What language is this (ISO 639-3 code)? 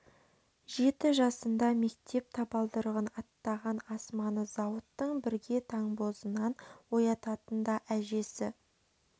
kaz